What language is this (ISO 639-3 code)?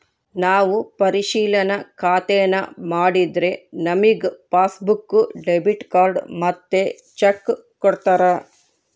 kan